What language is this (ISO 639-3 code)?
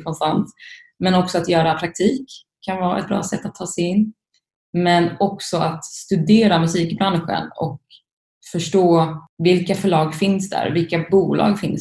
swe